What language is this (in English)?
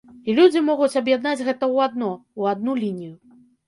Belarusian